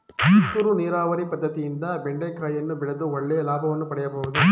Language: Kannada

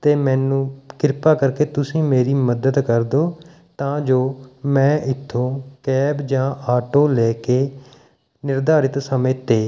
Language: Punjabi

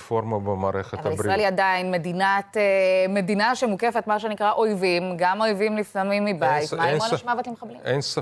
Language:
Hebrew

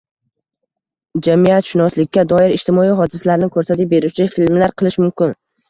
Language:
Uzbek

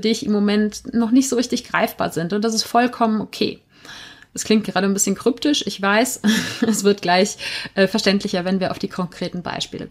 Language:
German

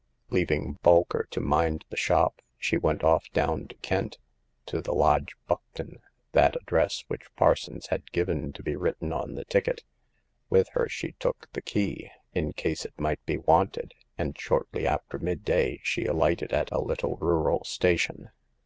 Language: English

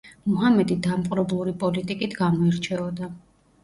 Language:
Georgian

